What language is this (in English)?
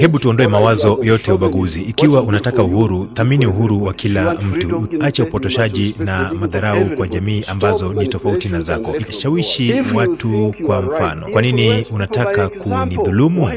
Swahili